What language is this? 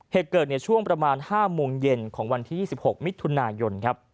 Thai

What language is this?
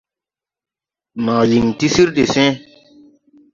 Tupuri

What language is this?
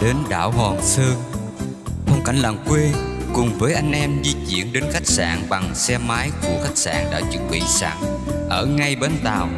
Vietnamese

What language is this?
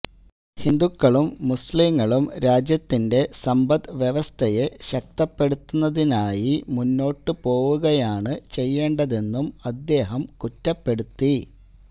Malayalam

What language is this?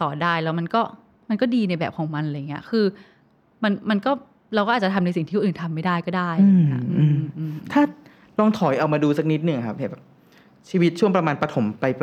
Thai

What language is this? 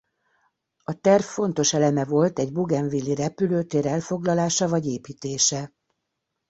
Hungarian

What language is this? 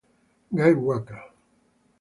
Italian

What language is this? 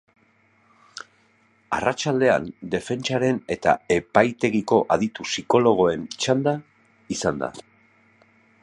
Basque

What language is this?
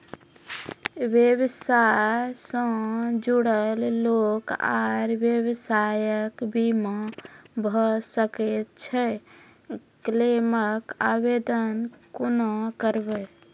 Maithili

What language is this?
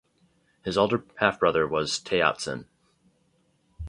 English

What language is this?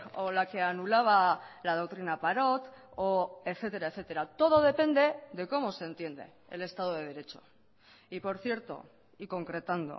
Spanish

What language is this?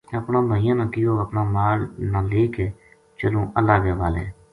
Gujari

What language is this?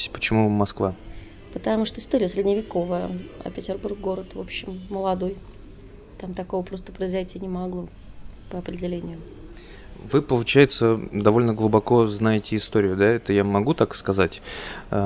Russian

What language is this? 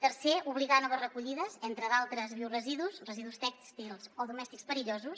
Catalan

